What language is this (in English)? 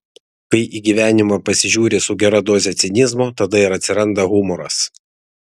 Lithuanian